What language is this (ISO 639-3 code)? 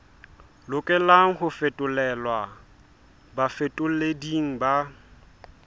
sot